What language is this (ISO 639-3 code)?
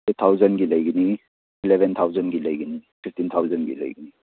mni